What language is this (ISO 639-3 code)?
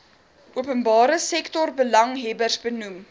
afr